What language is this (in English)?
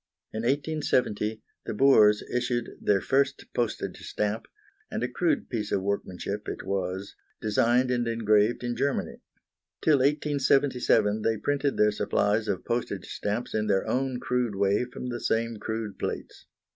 English